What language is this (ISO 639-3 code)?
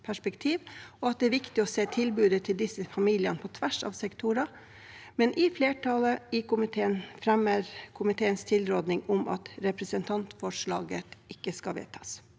nor